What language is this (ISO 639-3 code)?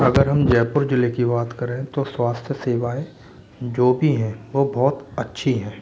hin